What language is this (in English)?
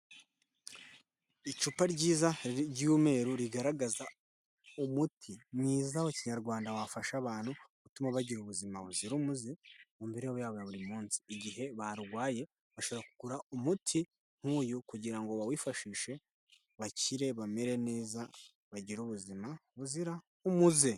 Kinyarwanda